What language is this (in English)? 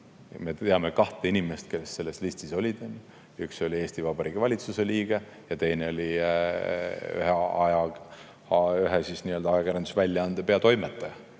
Estonian